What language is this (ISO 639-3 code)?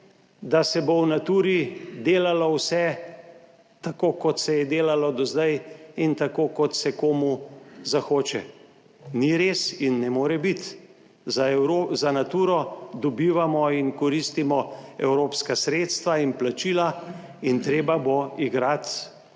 slv